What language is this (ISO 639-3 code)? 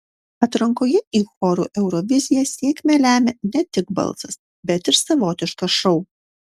lit